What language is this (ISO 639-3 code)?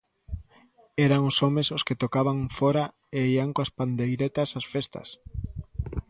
glg